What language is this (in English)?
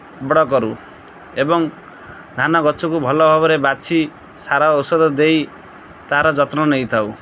Odia